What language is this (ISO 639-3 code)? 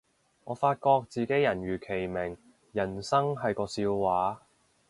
yue